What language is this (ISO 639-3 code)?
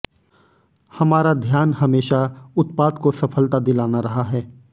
hin